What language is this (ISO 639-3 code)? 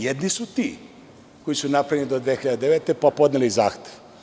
srp